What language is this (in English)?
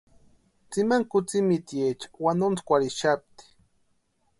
Western Highland Purepecha